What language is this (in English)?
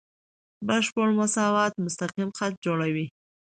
Pashto